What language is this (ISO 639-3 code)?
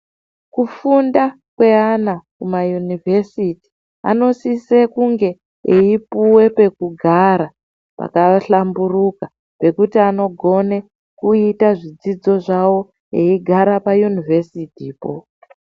ndc